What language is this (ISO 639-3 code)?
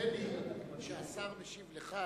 heb